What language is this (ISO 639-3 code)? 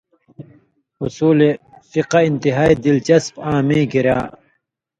mvy